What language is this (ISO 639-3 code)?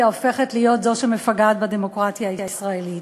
heb